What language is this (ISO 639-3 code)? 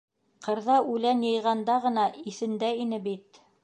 bak